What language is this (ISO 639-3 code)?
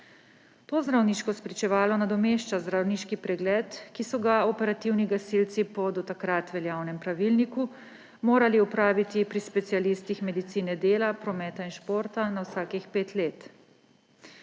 slv